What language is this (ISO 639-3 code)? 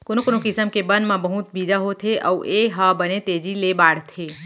hne